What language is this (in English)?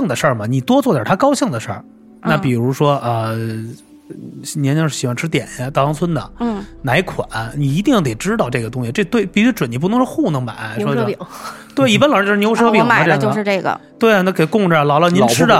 Chinese